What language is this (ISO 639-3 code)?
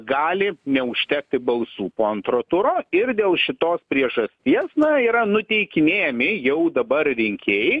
lit